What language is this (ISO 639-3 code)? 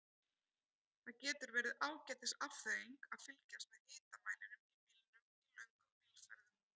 isl